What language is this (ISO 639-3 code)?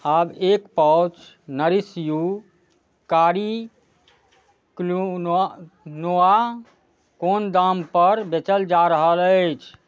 mai